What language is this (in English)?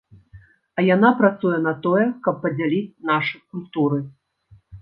Belarusian